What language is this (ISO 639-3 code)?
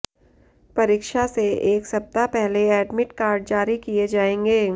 hin